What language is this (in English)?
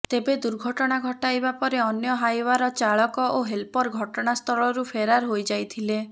Odia